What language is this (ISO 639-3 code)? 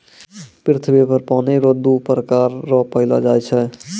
mai